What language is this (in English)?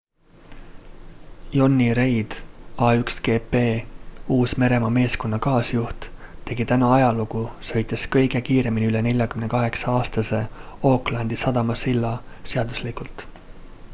Estonian